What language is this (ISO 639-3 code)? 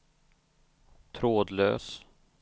swe